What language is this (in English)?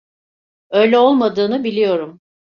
Turkish